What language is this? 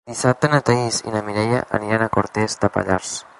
Catalan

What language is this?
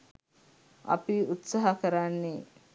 Sinhala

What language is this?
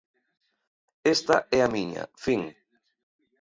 Galician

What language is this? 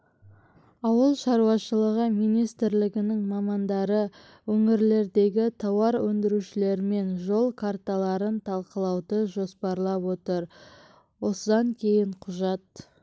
Kazakh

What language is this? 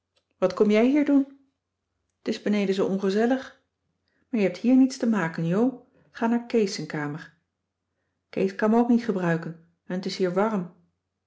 Dutch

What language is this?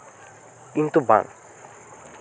Santali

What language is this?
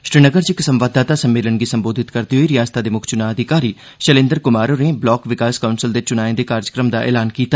Dogri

